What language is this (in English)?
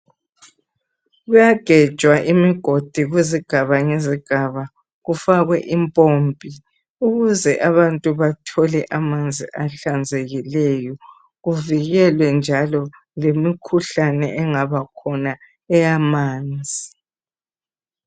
North Ndebele